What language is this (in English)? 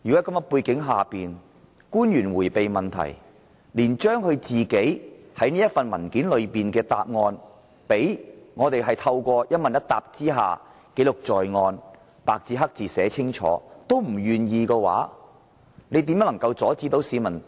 Cantonese